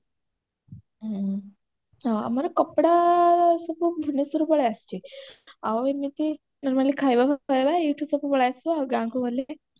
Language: Odia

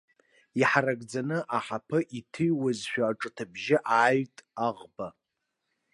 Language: Abkhazian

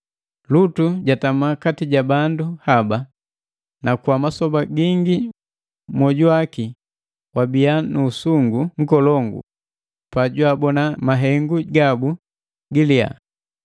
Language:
Matengo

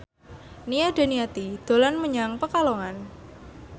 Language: Javanese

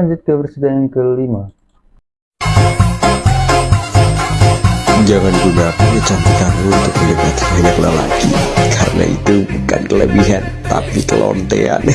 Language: Indonesian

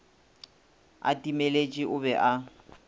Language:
Northern Sotho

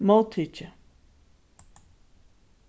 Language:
Faroese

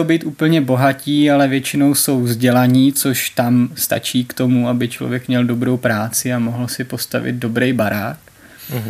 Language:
Czech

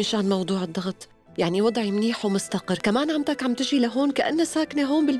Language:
Arabic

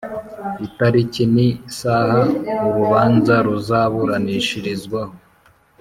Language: Kinyarwanda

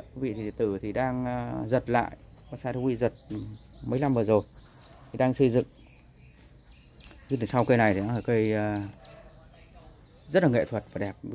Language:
Vietnamese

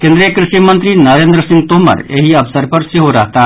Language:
Maithili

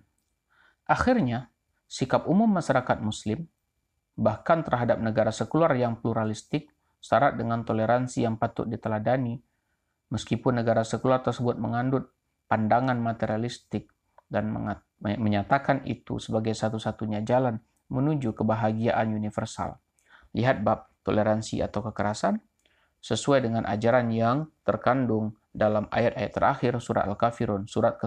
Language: Indonesian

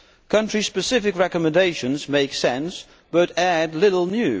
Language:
English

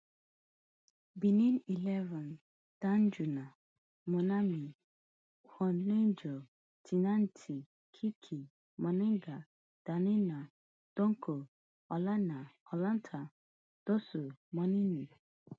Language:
Nigerian Pidgin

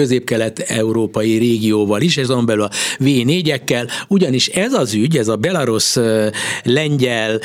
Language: Hungarian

